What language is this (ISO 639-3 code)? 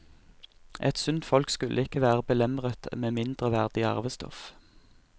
nor